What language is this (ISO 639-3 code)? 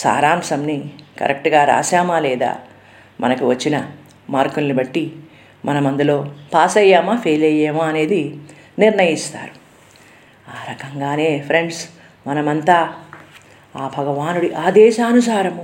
tel